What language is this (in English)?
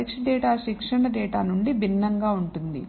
Telugu